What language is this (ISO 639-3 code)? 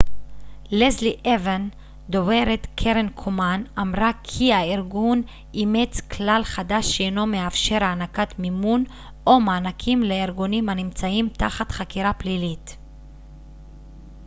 heb